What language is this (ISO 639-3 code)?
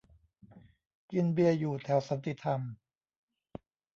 tha